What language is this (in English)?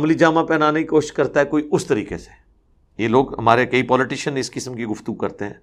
Urdu